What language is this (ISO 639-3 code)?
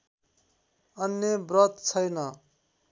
nep